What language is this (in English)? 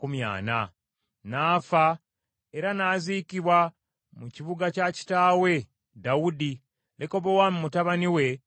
Ganda